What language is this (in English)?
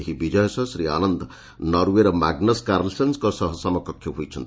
Odia